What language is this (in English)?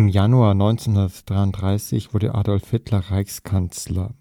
German